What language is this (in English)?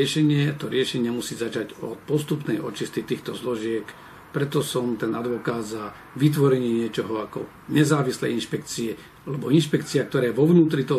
Slovak